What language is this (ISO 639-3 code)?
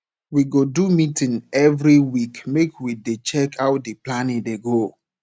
pcm